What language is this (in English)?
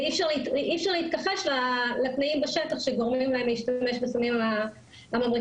Hebrew